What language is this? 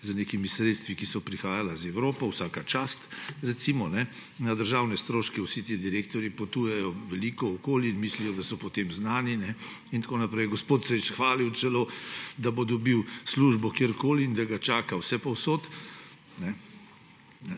Slovenian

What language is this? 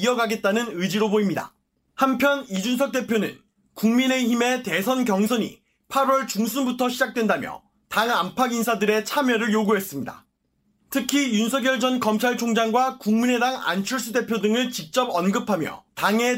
Korean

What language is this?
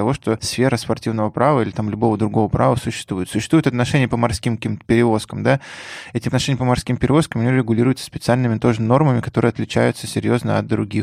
Russian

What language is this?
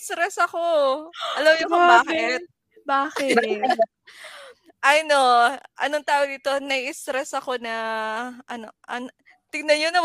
Filipino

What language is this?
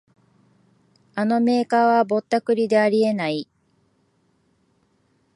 Japanese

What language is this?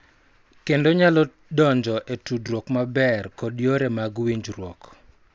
Luo (Kenya and Tanzania)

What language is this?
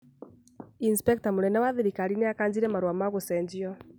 Kikuyu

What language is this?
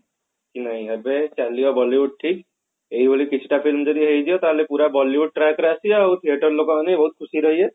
Odia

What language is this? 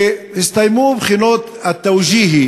Hebrew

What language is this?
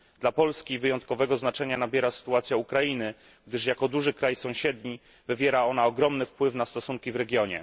Polish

